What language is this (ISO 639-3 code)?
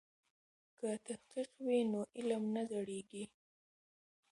pus